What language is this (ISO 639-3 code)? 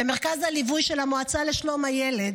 heb